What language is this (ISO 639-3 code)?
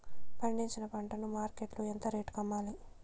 tel